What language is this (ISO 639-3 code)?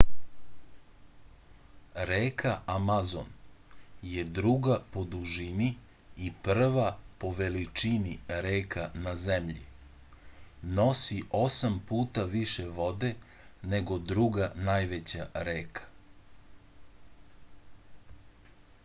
srp